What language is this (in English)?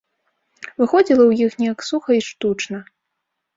Belarusian